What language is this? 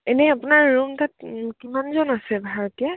Assamese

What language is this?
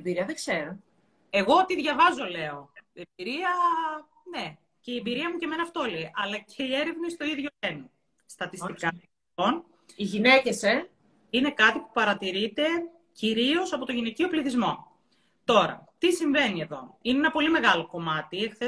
Greek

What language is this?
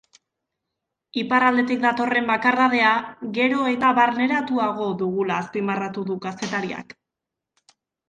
Basque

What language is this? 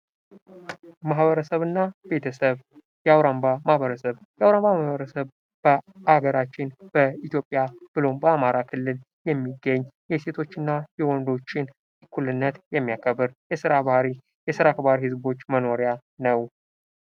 Amharic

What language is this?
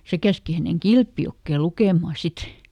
Finnish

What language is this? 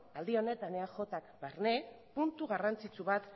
Basque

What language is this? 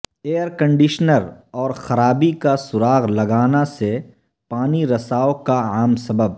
Urdu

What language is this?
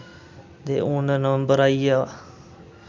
Dogri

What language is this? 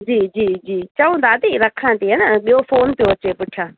Sindhi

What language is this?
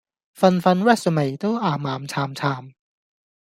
Cantonese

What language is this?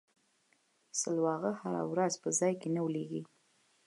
Pashto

